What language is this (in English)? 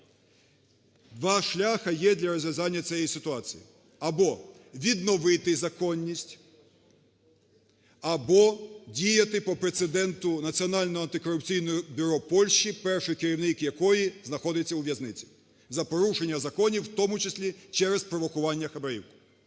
Ukrainian